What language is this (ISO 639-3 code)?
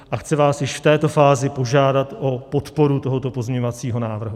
ces